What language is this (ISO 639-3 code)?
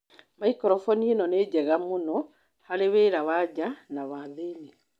kik